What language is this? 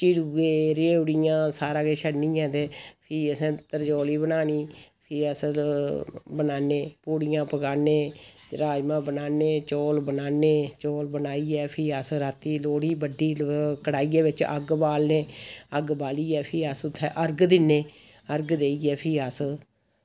Dogri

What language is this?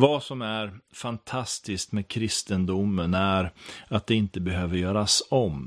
Swedish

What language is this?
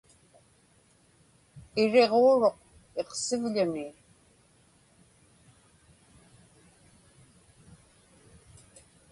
Inupiaq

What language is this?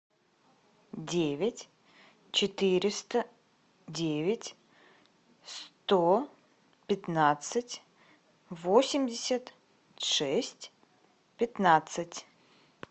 Russian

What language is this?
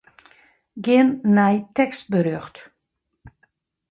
Western Frisian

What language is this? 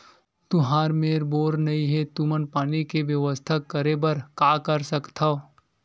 Chhattisgarhi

